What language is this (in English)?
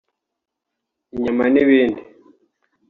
Kinyarwanda